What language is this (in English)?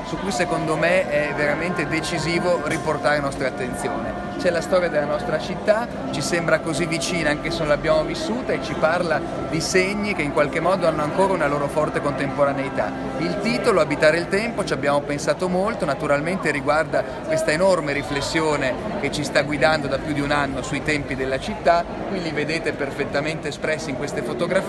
Italian